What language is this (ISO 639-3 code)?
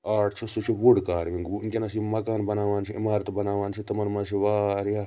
kas